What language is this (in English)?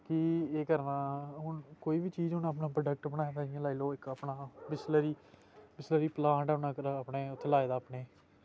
Dogri